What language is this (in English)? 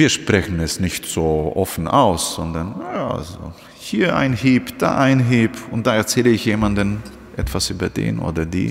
German